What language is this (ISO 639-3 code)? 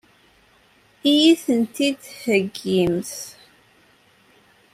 kab